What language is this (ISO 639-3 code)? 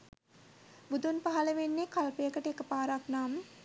sin